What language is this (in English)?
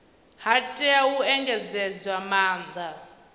Venda